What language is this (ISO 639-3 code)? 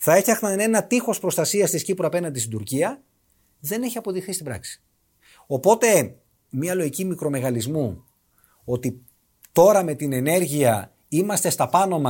ell